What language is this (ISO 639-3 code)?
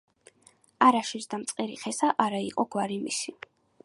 kat